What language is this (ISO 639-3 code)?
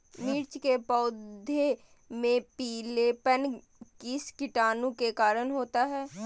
mag